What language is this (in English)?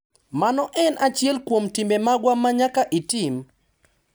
Luo (Kenya and Tanzania)